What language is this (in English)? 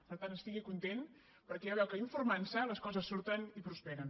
Catalan